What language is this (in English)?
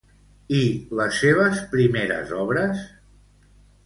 Catalan